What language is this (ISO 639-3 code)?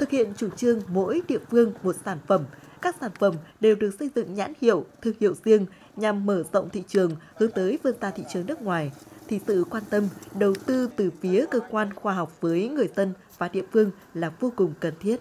vie